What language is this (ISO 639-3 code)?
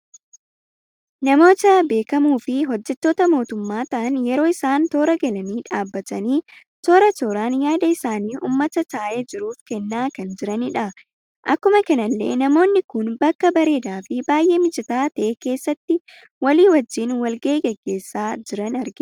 orm